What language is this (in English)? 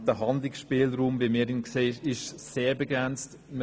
Swiss German